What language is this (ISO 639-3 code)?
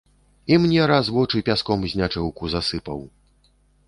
bel